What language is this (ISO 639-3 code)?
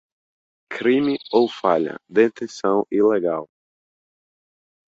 por